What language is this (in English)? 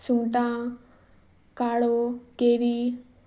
Konkani